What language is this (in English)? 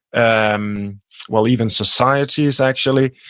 English